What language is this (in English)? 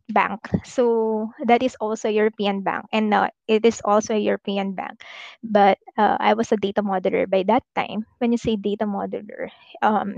Filipino